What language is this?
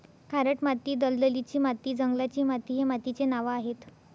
Marathi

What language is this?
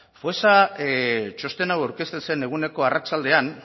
Basque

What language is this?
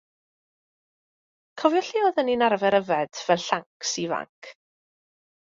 Welsh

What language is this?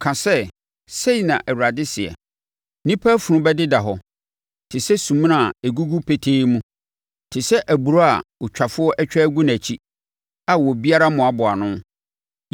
Akan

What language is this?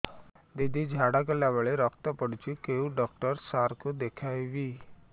Odia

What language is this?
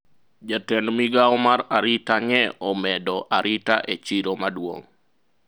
Luo (Kenya and Tanzania)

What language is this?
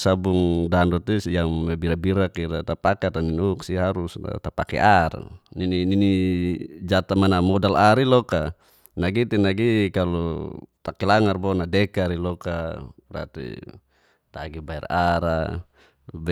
Geser-Gorom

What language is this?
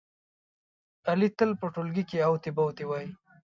Pashto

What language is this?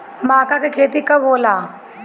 Bhojpuri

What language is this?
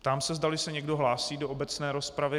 Czech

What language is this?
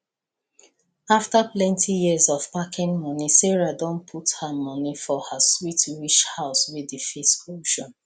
Nigerian Pidgin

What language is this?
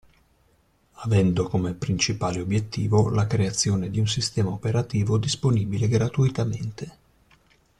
Italian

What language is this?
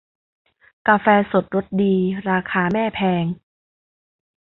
Thai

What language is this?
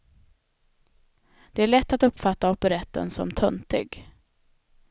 Swedish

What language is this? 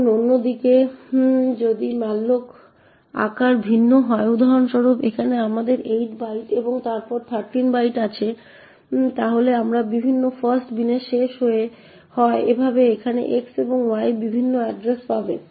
Bangla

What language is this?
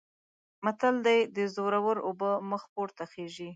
Pashto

